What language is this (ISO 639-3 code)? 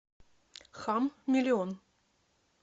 rus